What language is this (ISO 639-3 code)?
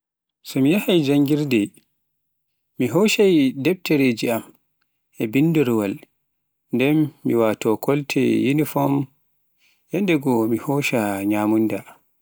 fuf